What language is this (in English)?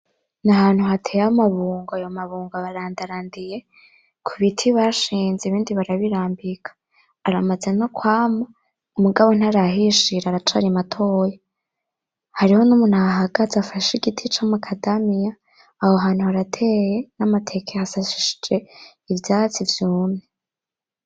Rundi